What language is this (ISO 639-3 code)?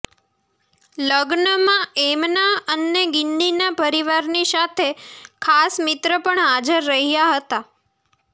guj